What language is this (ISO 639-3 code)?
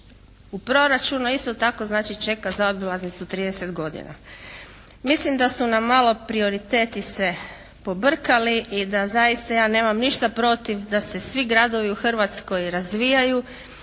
hrv